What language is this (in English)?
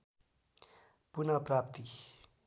Nepali